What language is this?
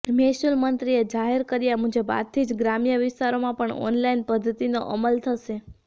Gujarati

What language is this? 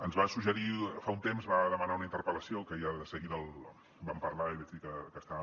Catalan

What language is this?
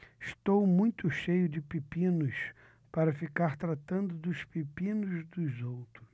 Portuguese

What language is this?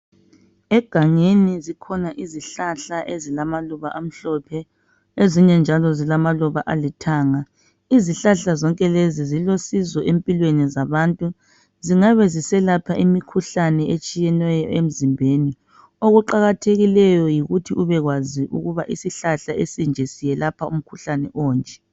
North Ndebele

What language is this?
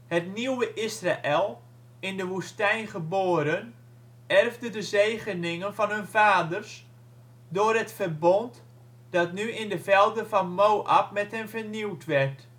Dutch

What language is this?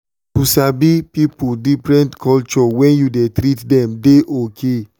Nigerian Pidgin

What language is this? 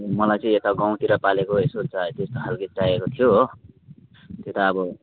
Nepali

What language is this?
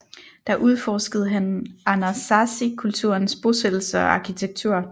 Danish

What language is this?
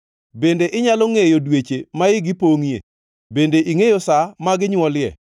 Luo (Kenya and Tanzania)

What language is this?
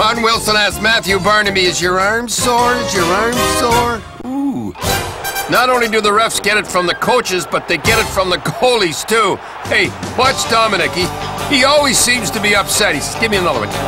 English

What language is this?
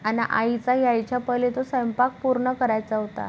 Marathi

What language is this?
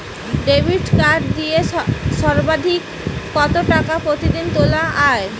Bangla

